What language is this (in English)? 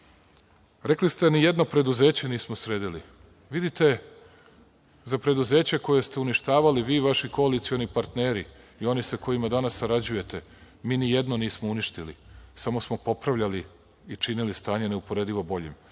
Serbian